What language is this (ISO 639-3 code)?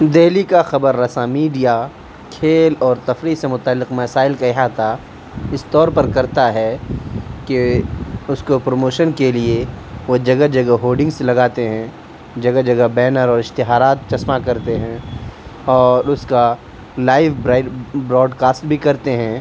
urd